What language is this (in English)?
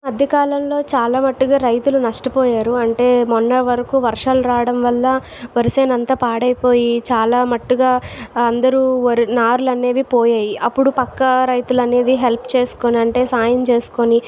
Telugu